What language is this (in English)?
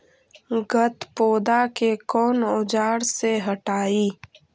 Magahi